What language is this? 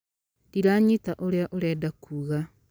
Kikuyu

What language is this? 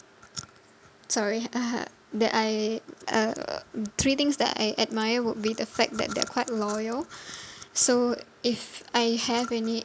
English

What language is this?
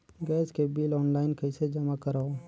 Chhattisgarhi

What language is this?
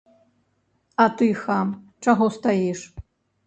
Belarusian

